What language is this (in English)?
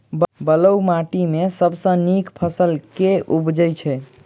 Maithili